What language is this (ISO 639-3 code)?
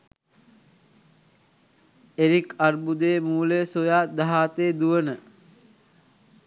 sin